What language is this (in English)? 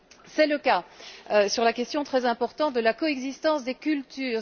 French